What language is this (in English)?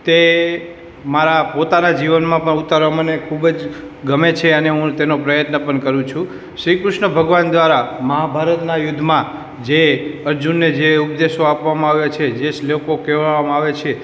Gujarati